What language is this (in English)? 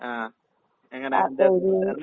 Malayalam